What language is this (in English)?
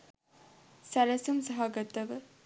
Sinhala